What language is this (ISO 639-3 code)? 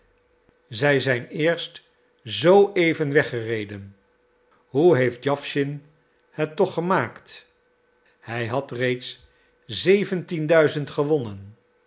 nld